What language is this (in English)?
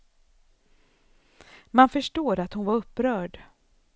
Swedish